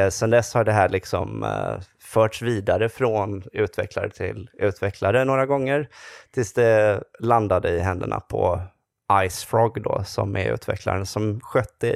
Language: Swedish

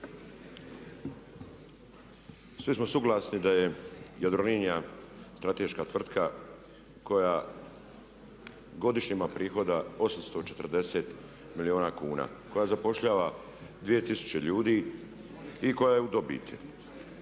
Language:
Croatian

